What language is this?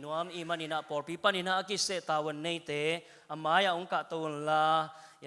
Indonesian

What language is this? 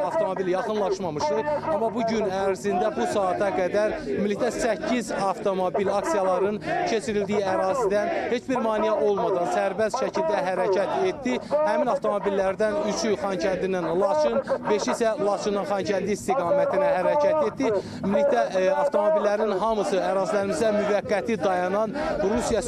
Turkish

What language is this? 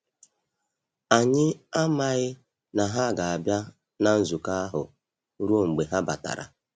Igbo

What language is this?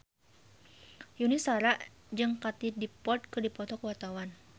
Sundanese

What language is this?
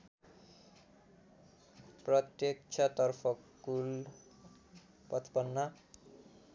Nepali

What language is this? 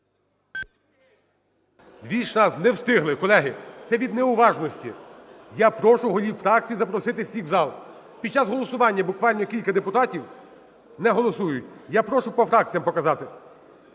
Ukrainian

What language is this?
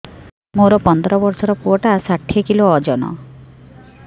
Odia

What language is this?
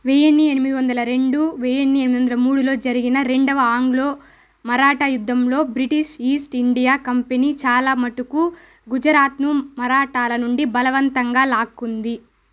Telugu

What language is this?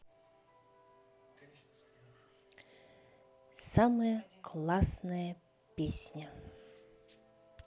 Russian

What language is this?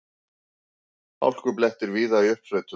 Icelandic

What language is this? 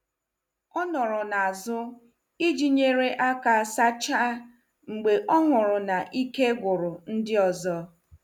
Igbo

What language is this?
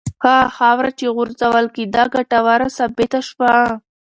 Pashto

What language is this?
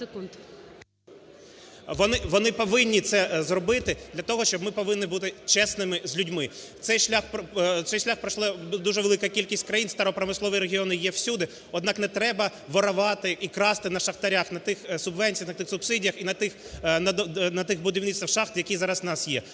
Ukrainian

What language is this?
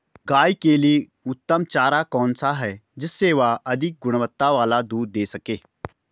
Hindi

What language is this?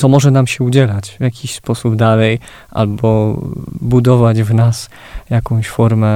Polish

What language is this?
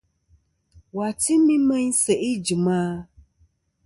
Kom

